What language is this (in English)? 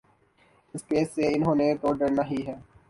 Urdu